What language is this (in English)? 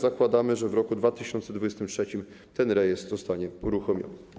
Polish